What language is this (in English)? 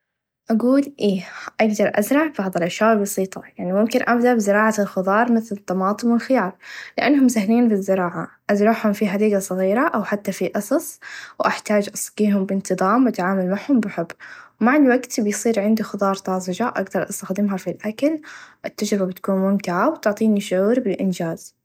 Najdi Arabic